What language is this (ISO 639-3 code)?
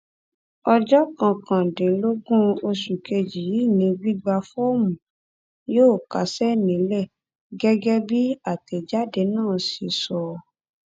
yor